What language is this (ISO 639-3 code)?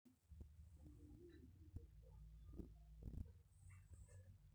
mas